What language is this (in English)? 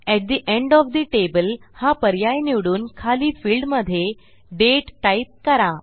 Marathi